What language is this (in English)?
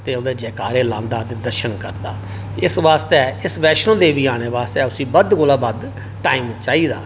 Dogri